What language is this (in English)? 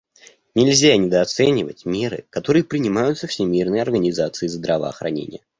Russian